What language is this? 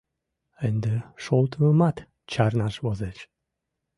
Mari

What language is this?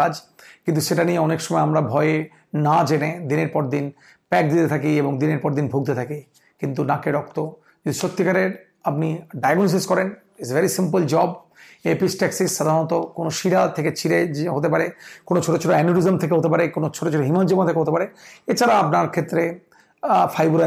Bangla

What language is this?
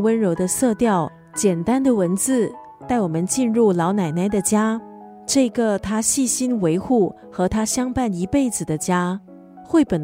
Chinese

